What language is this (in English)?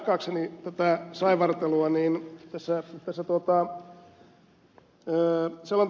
Finnish